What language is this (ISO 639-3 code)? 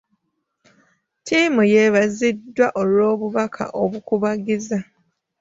lug